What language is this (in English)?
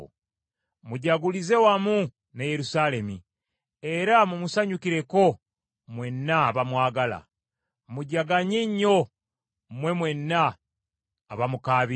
Ganda